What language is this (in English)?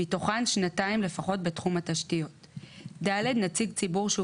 Hebrew